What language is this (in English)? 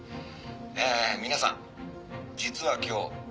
Japanese